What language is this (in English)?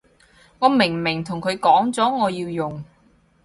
Cantonese